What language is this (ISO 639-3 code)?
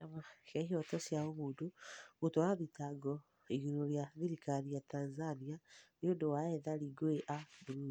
kik